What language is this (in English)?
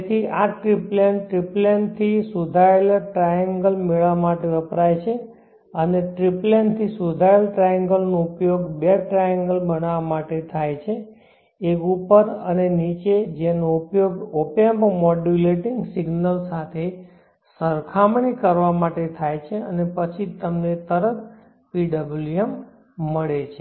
Gujarati